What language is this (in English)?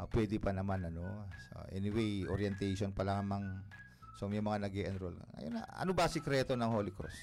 Filipino